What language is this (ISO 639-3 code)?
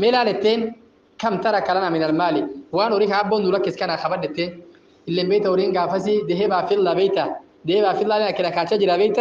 ara